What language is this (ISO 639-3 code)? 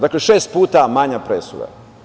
srp